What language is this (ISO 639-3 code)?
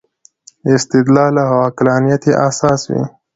pus